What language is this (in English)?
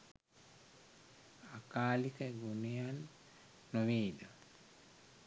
Sinhala